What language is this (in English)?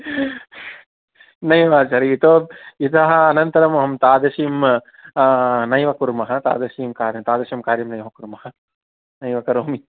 Sanskrit